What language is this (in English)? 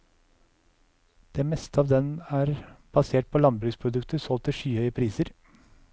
Norwegian